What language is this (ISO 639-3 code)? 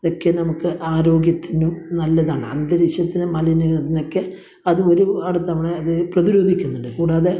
mal